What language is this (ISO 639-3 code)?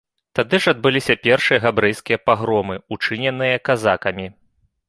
bel